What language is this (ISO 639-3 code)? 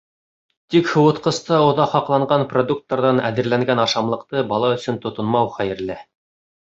bak